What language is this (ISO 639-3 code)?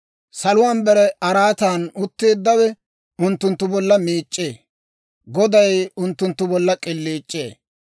dwr